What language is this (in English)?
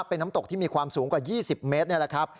Thai